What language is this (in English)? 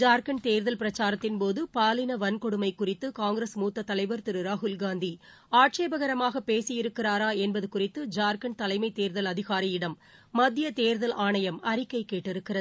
Tamil